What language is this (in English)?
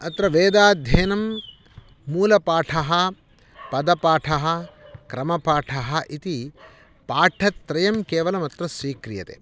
Sanskrit